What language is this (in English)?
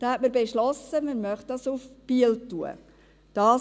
Swiss German